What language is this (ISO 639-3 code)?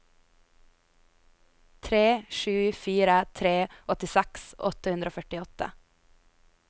nor